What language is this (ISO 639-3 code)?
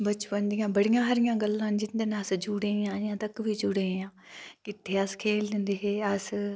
doi